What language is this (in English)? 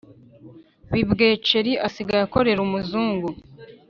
Kinyarwanda